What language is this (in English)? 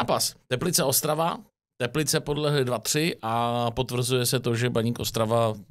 Czech